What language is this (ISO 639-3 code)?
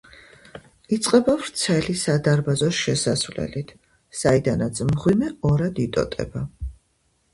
kat